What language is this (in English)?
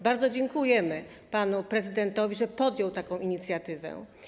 Polish